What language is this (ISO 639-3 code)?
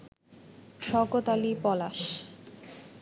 ben